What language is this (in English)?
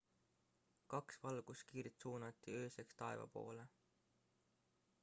Estonian